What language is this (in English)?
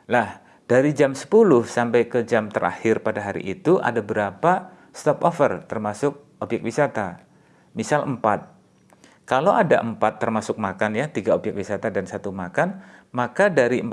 Indonesian